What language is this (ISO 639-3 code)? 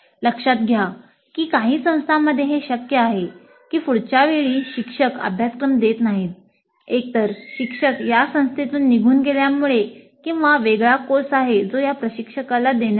mar